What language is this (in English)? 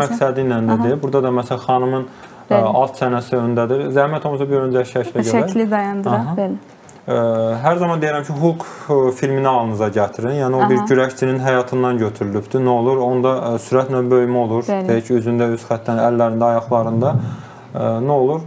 Turkish